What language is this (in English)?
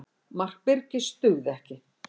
Icelandic